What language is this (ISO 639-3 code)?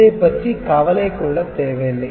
tam